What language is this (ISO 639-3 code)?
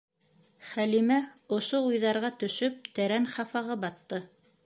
bak